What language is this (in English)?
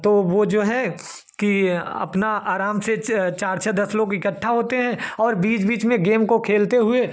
Hindi